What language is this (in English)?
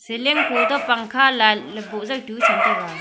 Wancho Naga